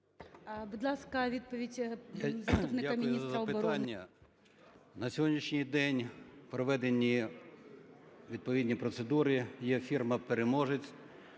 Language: Ukrainian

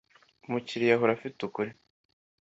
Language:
Kinyarwanda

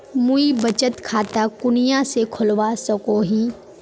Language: Magahi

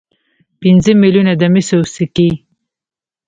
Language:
Pashto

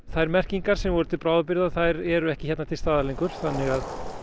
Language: Icelandic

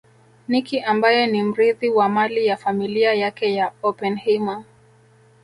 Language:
Swahili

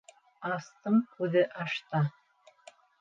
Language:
Bashkir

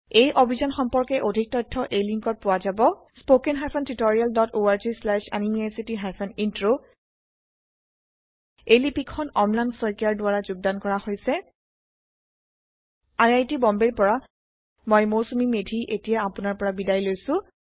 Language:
Assamese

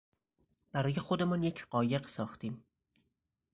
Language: Persian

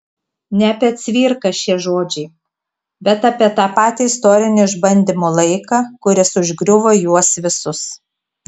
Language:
Lithuanian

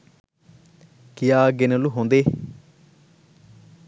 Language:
Sinhala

